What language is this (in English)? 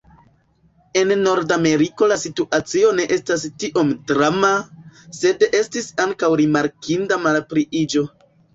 Esperanto